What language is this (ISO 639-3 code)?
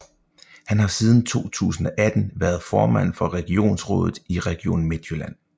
dan